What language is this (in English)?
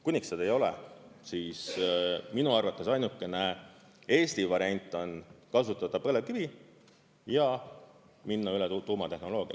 Estonian